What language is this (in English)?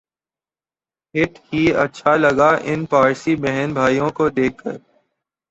Urdu